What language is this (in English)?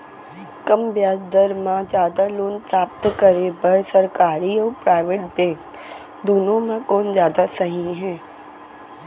Chhattisgarhi